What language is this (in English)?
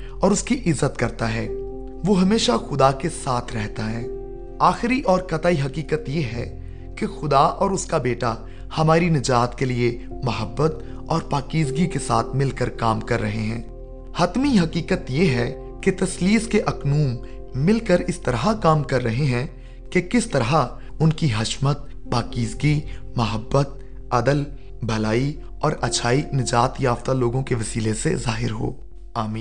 Urdu